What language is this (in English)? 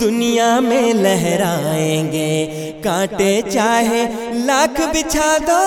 Urdu